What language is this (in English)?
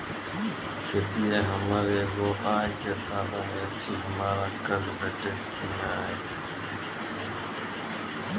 Maithili